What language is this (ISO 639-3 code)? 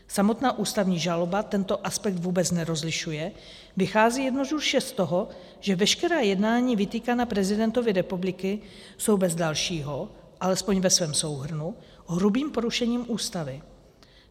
ces